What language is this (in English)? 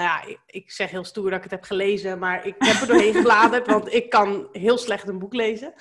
Dutch